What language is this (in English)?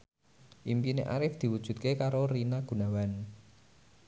Javanese